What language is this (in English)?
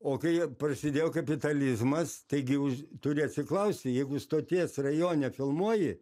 Lithuanian